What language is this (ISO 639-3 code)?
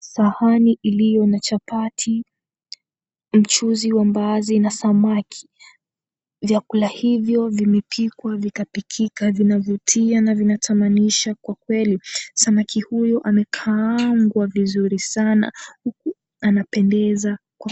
swa